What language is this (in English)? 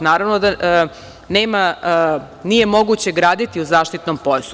Serbian